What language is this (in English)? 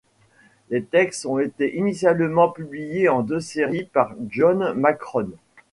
French